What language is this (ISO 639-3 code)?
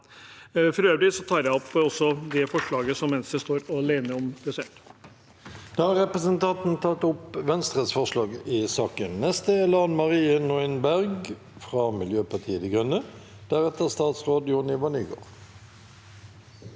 nor